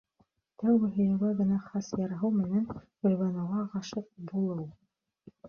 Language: Bashkir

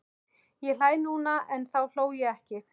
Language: Icelandic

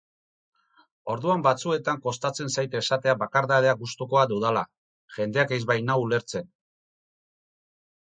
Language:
Basque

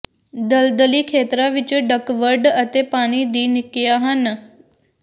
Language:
Punjabi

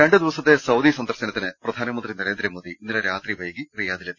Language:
Malayalam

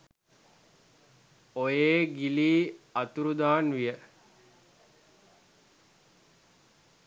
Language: Sinhala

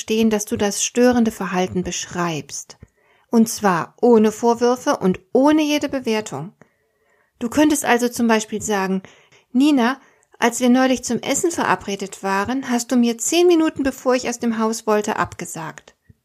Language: German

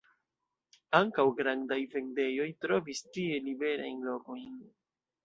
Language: Esperanto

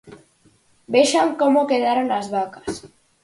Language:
Galician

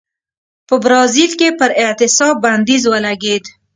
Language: Pashto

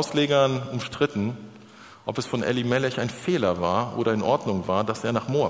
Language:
German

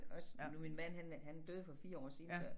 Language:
Danish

